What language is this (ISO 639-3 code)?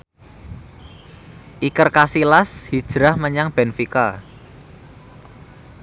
jav